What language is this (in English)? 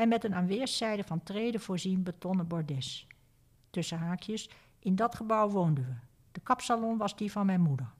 Dutch